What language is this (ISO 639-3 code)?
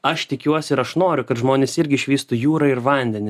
lit